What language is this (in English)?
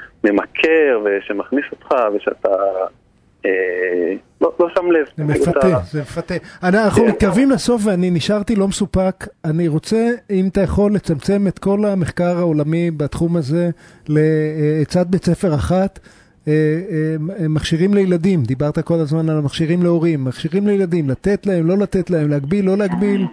Hebrew